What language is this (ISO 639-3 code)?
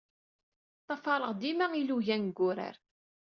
kab